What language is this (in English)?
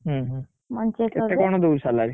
Odia